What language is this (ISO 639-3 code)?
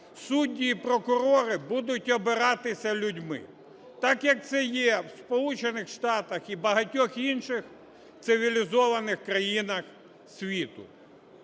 ukr